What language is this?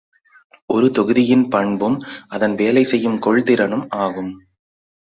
Tamil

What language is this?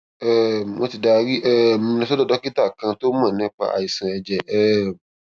Yoruba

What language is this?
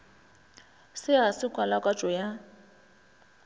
Northern Sotho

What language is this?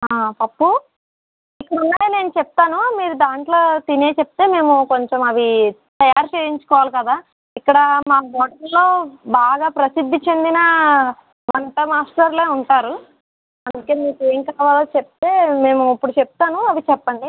Telugu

